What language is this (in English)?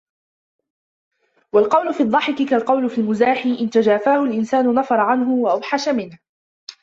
Arabic